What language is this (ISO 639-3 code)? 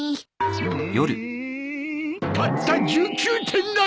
jpn